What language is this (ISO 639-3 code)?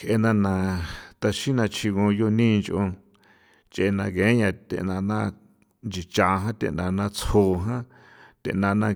pow